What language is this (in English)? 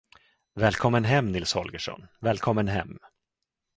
Swedish